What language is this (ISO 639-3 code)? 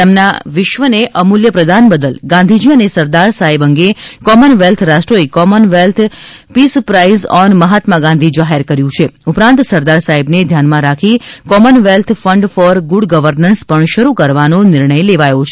guj